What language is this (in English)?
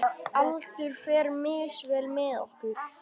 Icelandic